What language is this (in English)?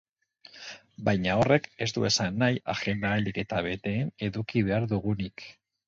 Basque